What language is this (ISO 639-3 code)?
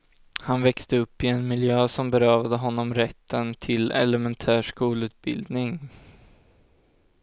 swe